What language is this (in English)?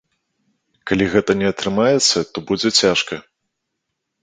Belarusian